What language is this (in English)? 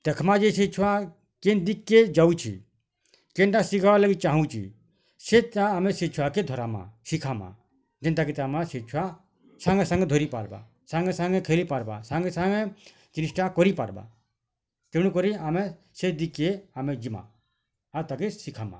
Odia